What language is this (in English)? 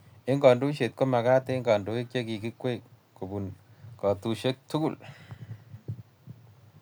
Kalenjin